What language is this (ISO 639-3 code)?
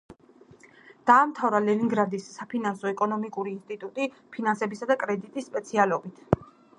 kat